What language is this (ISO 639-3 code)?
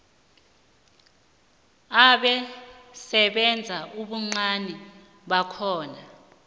nbl